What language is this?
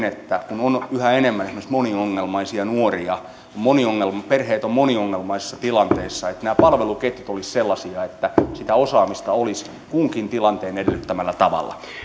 Finnish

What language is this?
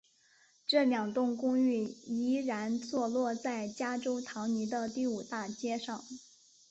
Chinese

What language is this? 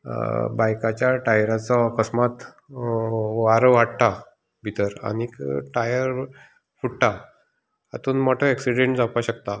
Konkani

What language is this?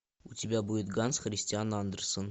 Russian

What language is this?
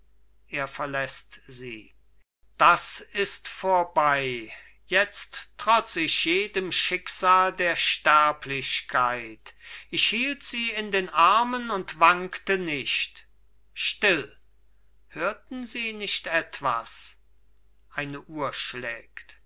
German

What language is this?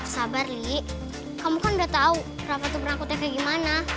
Indonesian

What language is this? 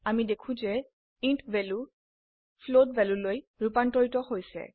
Assamese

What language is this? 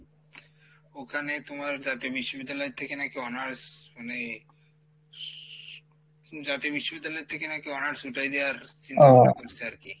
Bangla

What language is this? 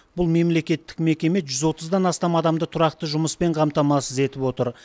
Kazakh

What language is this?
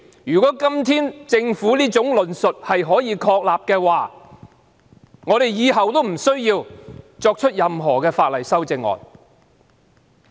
Cantonese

